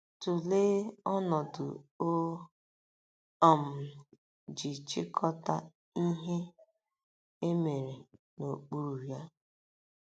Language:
Igbo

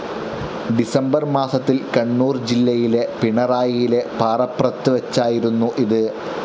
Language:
Malayalam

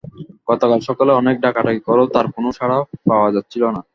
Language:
Bangla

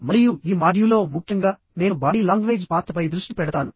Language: Telugu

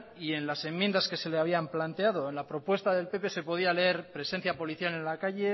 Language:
Spanish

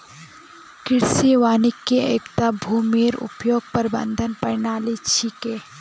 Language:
Magahi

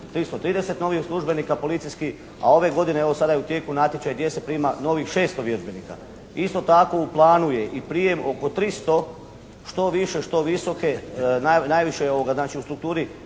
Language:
Croatian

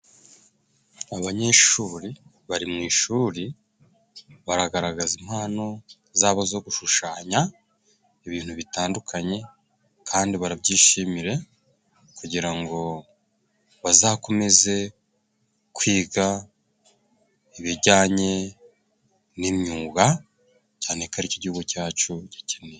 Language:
Kinyarwanda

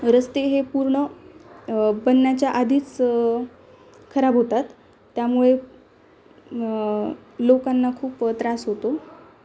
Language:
Marathi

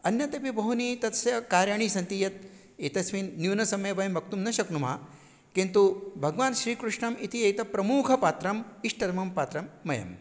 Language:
Sanskrit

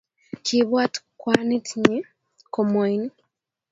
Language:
Kalenjin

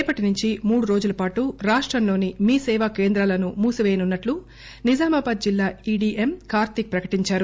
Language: Telugu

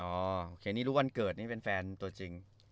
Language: Thai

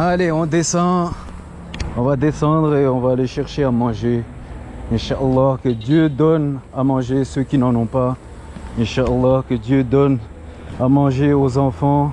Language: French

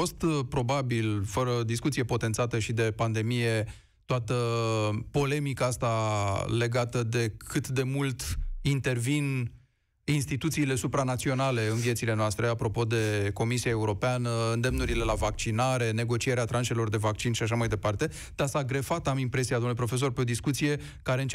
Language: Romanian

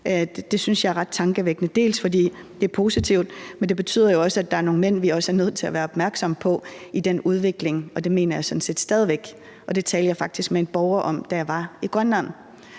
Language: Danish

